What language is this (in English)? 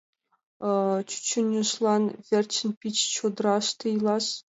Mari